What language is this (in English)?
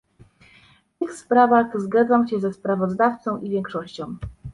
Polish